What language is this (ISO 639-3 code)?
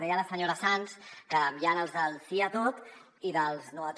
cat